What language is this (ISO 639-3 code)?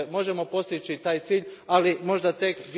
hrv